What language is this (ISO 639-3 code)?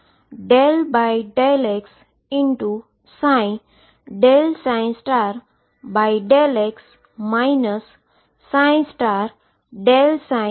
guj